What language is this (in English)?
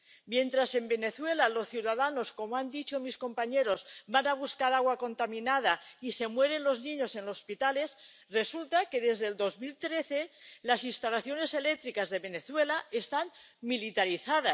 Spanish